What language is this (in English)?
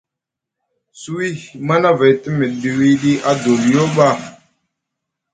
Musgu